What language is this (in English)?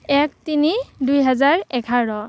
Assamese